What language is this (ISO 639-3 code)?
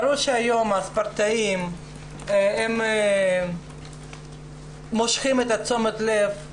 heb